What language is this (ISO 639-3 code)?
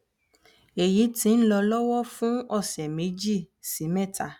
yor